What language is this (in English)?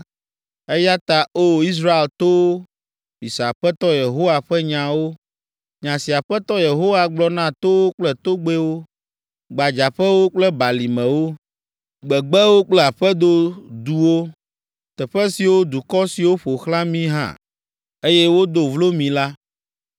Ewe